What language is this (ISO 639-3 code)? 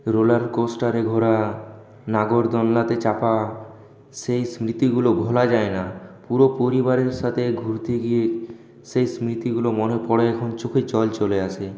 ben